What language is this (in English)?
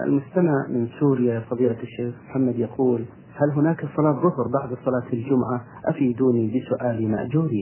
Arabic